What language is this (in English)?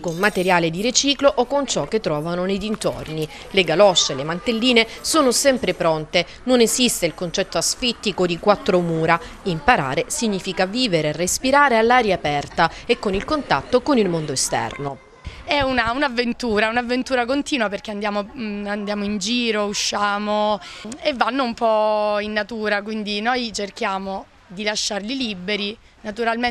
Italian